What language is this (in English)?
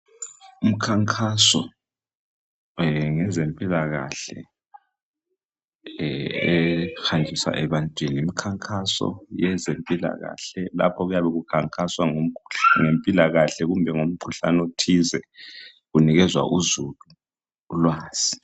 North Ndebele